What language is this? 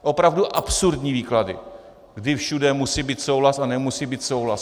Czech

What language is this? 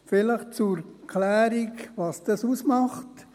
Swiss German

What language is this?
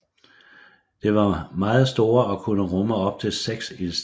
Danish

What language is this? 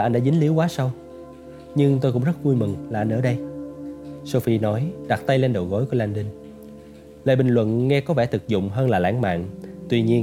Vietnamese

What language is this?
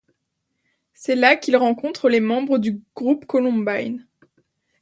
French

